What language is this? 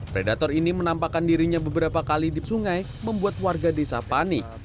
Indonesian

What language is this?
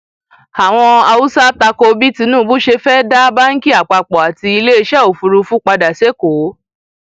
Yoruba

